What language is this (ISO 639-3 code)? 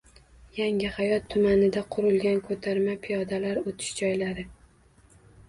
uzb